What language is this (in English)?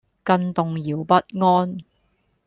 Cantonese